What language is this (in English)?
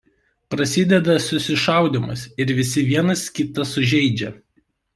Lithuanian